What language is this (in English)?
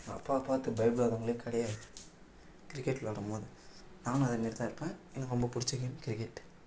Tamil